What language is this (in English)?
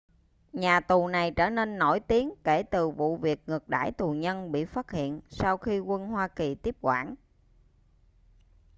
Vietnamese